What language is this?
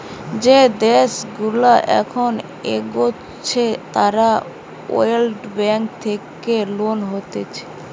Bangla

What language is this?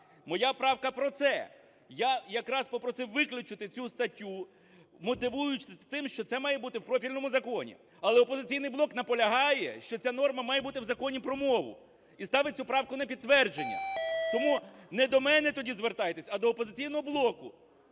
Ukrainian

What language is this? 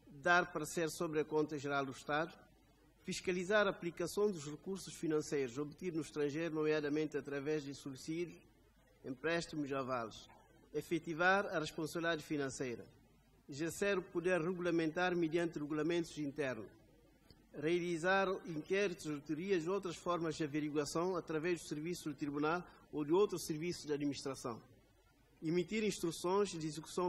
Portuguese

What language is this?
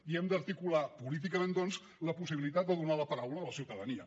Catalan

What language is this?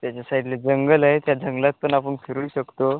Marathi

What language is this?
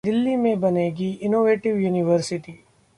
Hindi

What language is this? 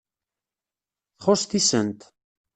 Kabyle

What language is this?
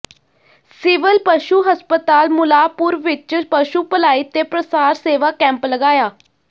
Punjabi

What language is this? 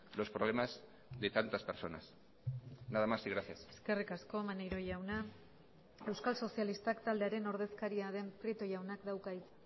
Basque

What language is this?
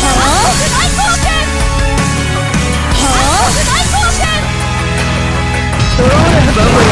Japanese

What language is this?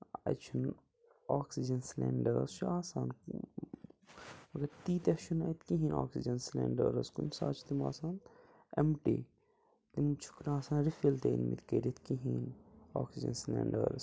Kashmiri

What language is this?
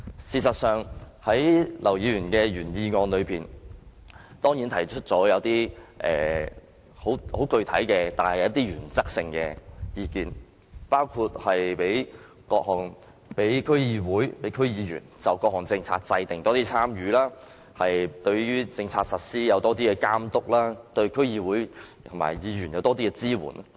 Cantonese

